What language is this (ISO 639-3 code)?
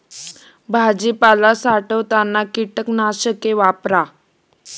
mar